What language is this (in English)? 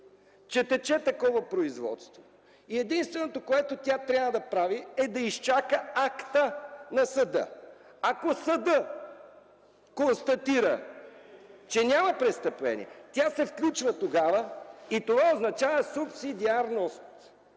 Bulgarian